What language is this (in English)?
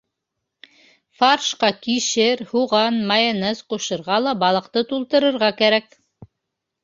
Bashkir